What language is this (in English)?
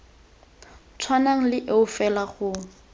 Tswana